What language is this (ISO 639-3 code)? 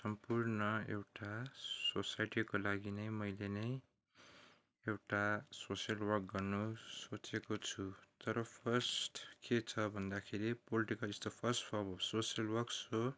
nep